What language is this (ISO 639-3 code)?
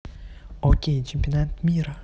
rus